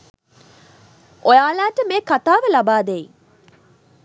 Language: Sinhala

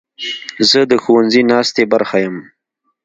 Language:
Pashto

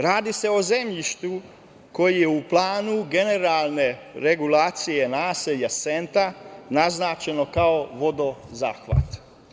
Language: Serbian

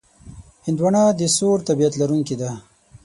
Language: Pashto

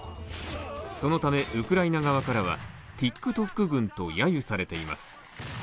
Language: Japanese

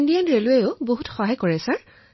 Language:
Assamese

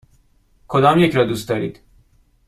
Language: Persian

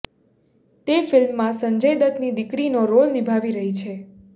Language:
Gujarati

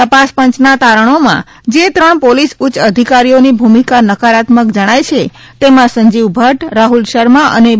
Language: Gujarati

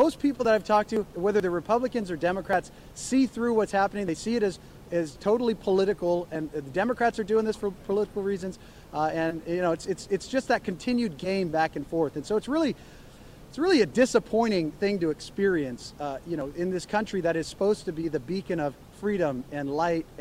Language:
English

